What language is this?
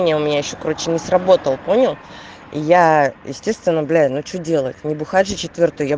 Russian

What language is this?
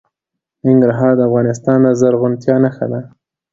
Pashto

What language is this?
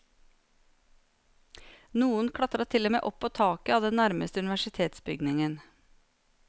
Norwegian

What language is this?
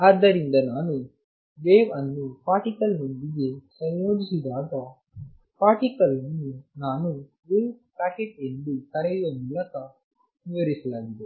Kannada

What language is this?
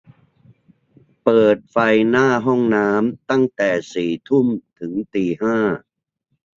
Thai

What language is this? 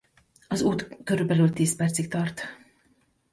Hungarian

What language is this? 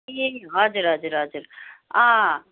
Nepali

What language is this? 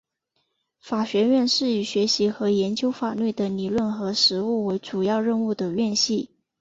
Chinese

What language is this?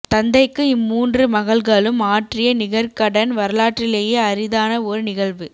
Tamil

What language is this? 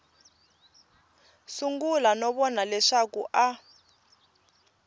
Tsonga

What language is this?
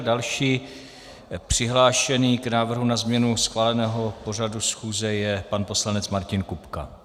Czech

